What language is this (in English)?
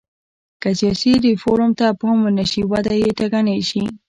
Pashto